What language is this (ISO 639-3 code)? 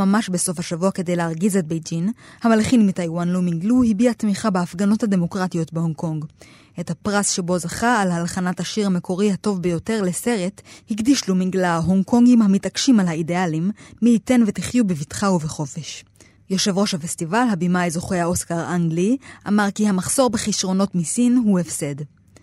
heb